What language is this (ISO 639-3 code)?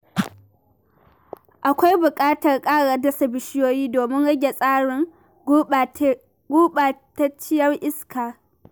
hau